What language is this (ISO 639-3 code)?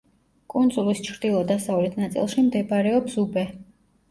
kat